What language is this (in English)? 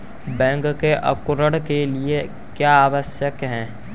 Hindi